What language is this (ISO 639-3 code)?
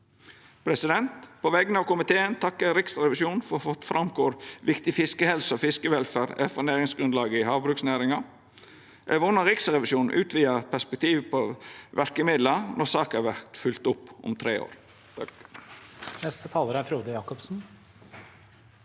nor